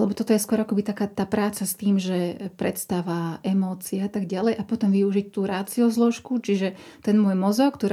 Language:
Slovak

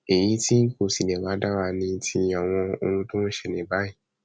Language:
Yoruba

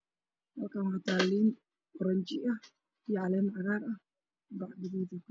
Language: Somali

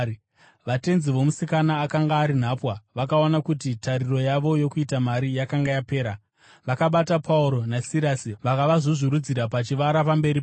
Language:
Shona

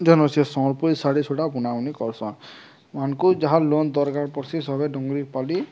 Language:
Odia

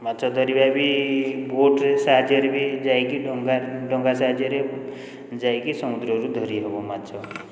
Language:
Odia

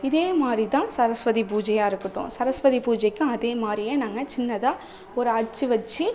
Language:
Tamil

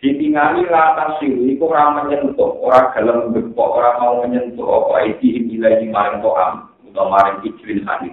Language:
Indonesian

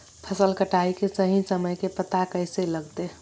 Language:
Magahi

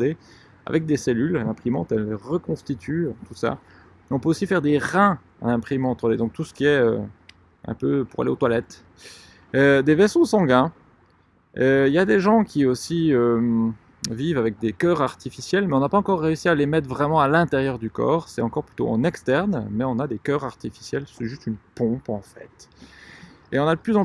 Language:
French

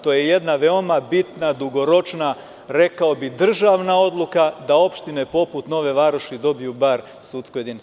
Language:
Serbian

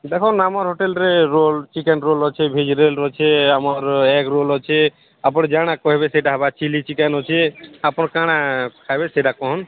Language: Odia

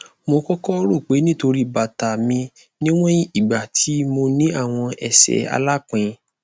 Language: Yoruba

